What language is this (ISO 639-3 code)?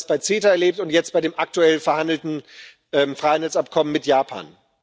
deu